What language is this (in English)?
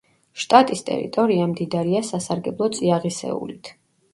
Georgian